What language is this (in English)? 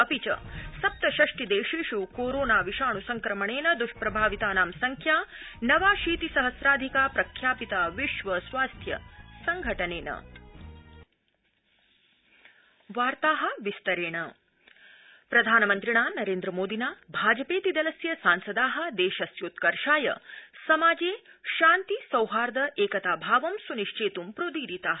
Sanskrit